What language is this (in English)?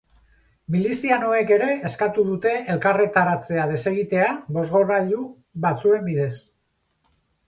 Basque